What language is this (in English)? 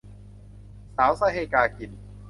Thai